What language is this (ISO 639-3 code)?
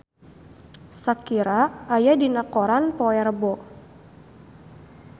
sun